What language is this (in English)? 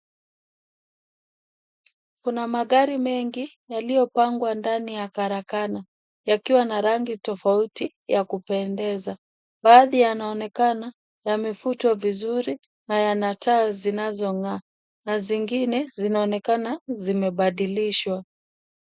Swahili